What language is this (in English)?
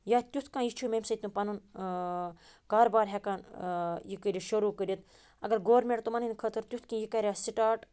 Kashmiri